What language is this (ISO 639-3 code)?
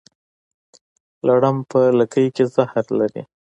pus